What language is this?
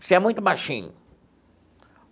Portuguese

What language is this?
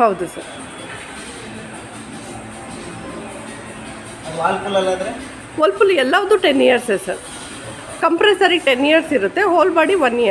Arabic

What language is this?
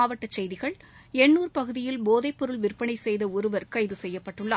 Tamil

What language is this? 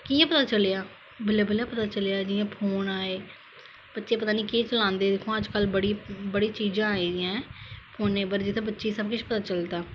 Dogri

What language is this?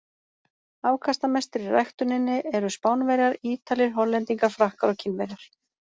Icelandic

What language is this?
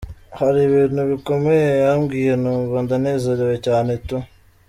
Kinyarwanda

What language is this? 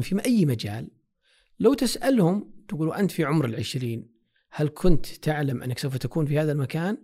Arabic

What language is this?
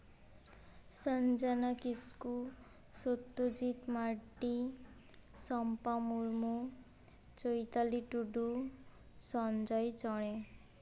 Santali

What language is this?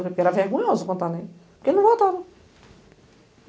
Portuguese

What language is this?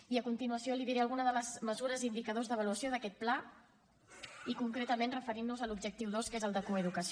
Catalan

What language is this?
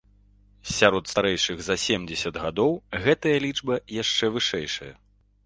Belarusian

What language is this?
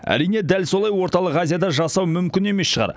Kazakh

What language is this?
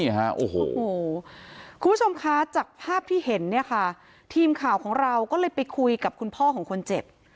Thai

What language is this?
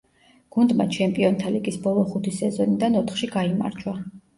Georgian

